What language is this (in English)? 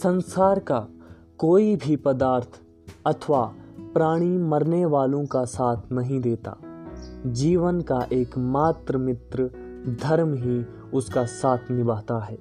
Hindi